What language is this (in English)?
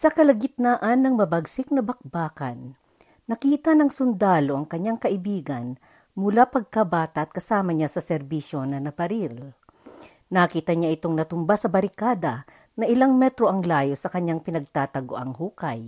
Filipino